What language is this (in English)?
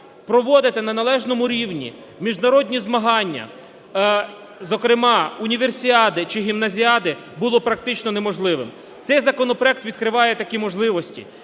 Ukrainian